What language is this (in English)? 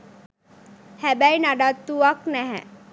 Sinhala